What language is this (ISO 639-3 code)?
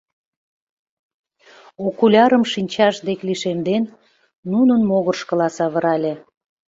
chm